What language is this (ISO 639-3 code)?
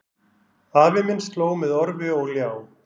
isl